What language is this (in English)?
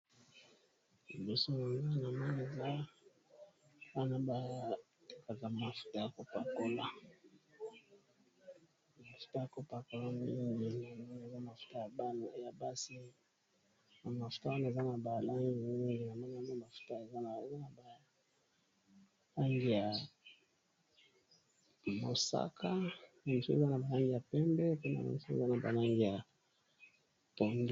Lingala